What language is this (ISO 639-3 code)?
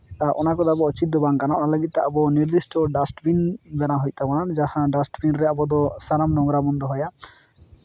sat